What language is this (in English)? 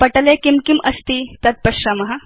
Sanskrit